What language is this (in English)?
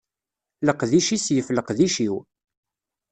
Kabyle